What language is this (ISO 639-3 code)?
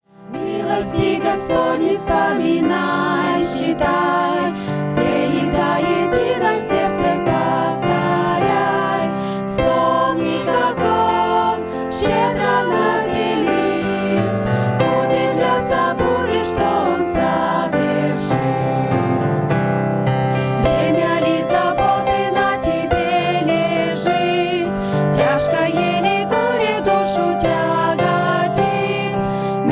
ukr